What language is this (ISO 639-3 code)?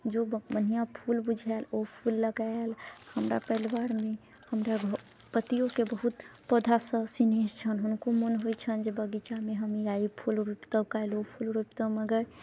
mai